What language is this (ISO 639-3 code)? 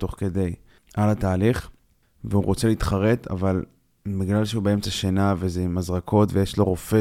heb